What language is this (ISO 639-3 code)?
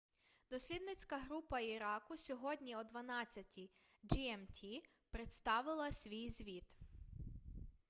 ukr